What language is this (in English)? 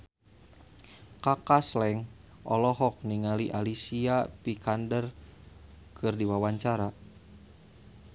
Sundanese